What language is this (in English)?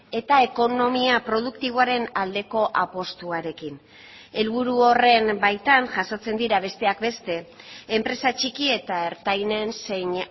Basque